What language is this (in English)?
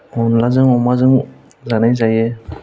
Bodo